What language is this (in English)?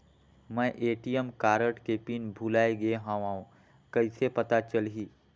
Chhattisgarhi